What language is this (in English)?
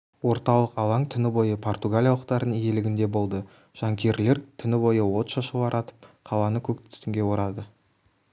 Kazakh